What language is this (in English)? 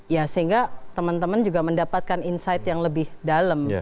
Indonesian